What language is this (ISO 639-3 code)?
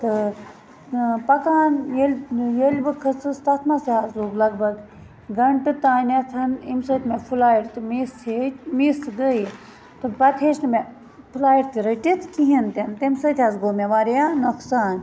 kas